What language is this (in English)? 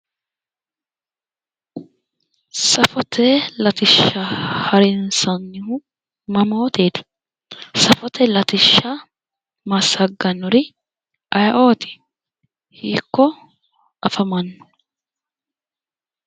Sidamo